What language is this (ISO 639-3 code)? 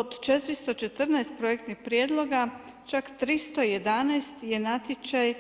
hrv